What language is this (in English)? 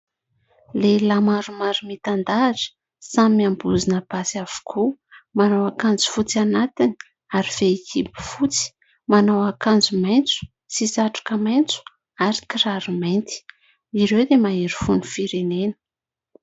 Malagasy